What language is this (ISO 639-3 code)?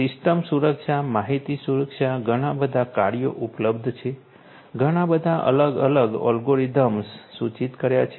guj